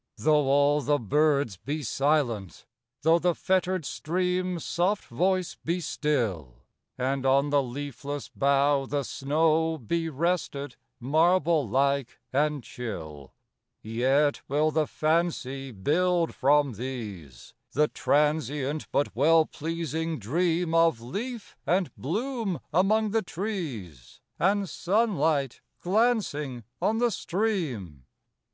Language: English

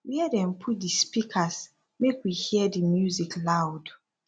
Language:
Nigerian Pidgin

